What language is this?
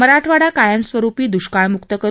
Marathi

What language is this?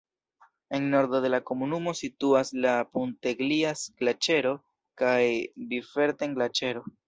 Esperanto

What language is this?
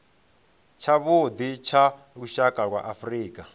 Venda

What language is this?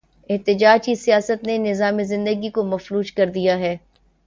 Urdu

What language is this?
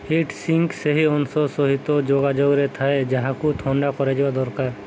Odia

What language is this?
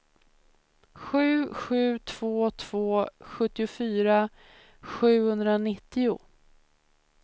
Swedish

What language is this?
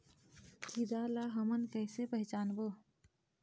Chhattisgarhi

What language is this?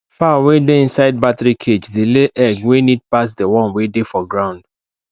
Nigerian Pidgin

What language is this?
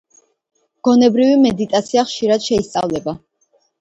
Georgian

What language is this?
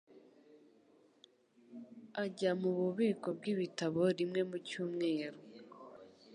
Kinyarwanda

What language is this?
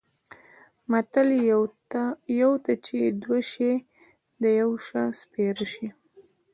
Pashto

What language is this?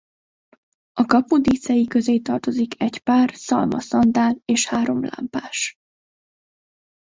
Hungarian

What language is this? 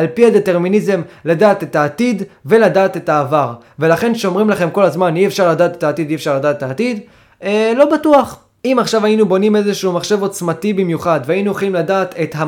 Hebrew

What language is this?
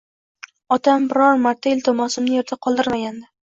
Uzbek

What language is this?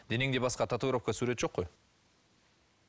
Kazakh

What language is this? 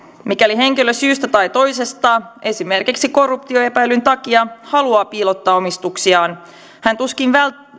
Finnish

